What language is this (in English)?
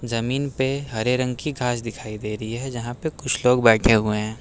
Hindi